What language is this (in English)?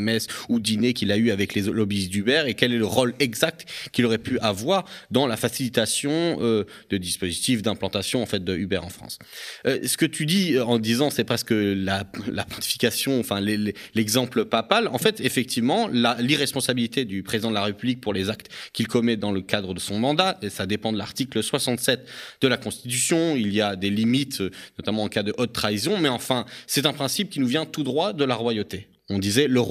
French